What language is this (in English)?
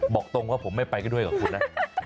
Thai